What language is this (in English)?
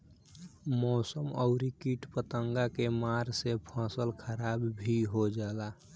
Bhojpuri